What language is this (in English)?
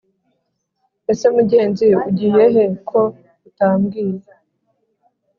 Kinyarwanda